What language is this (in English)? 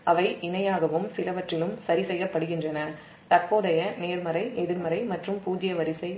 Tamil